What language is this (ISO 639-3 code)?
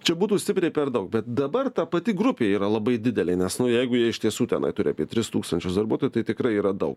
lit